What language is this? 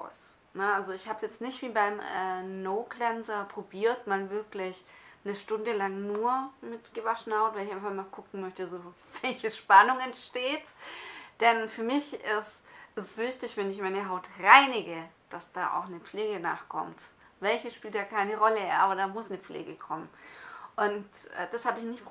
German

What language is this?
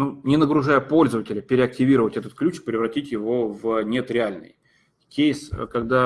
Russian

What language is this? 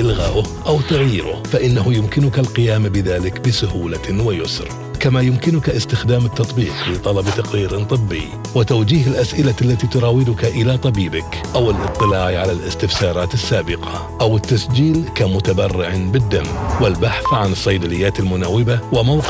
Arabic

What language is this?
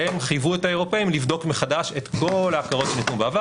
Hebrew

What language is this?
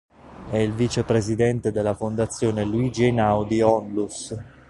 Italian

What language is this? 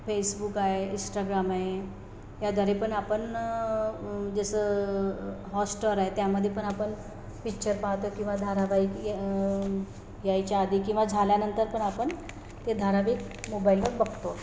Marathi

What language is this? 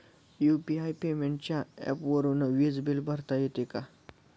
Marathi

